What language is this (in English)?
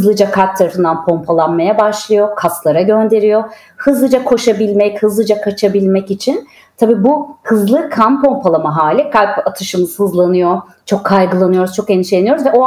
Turkish